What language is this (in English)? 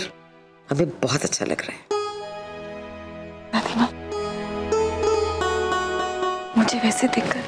Hindi